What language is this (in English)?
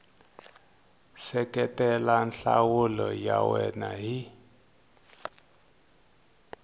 Tsonga